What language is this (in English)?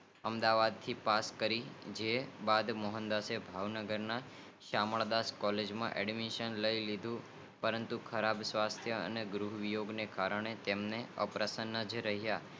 Gujarati